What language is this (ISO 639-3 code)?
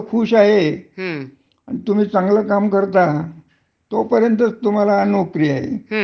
mar